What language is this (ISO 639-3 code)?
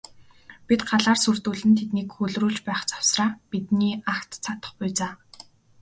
mon